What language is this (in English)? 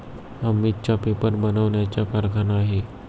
Marathi